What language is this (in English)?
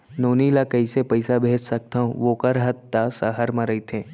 Chhattisgarhi